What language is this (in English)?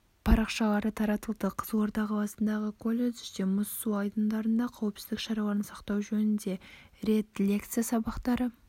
Kazakh